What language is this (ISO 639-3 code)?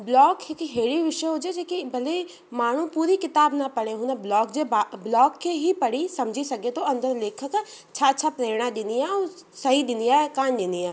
snd